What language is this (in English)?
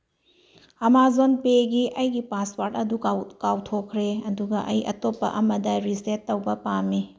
Manipuri